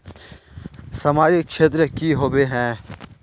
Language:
Magahi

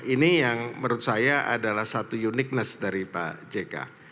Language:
Indonesian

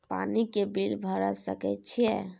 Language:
Maithili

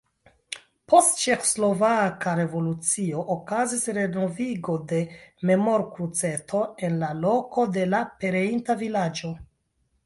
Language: Esperanto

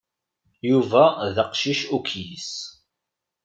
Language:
Kabyle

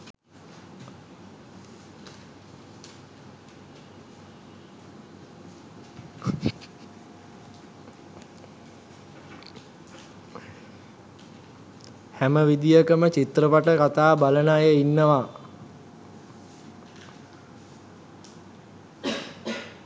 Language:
Sinhala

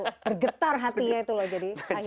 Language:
Indonesian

